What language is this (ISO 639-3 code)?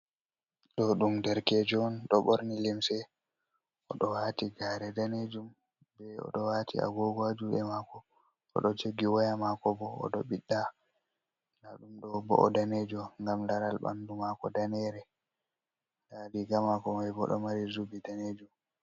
ful